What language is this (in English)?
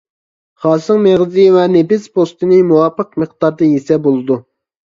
Uyghur